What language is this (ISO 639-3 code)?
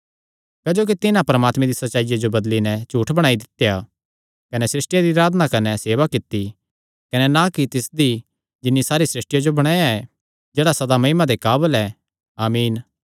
xnr